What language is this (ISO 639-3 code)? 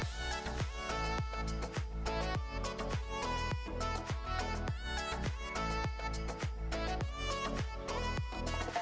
ind